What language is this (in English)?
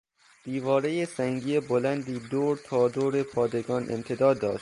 Persian